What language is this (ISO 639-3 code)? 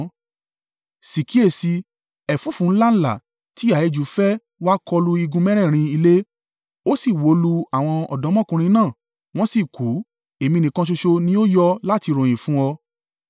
yor